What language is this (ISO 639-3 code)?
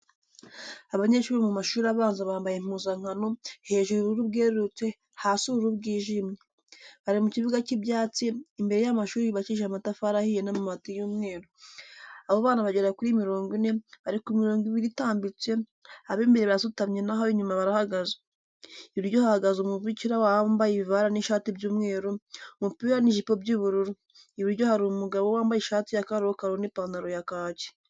kin